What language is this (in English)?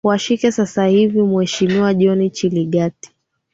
Swahili